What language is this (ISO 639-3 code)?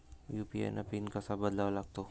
mar